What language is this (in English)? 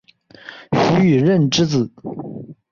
Chinese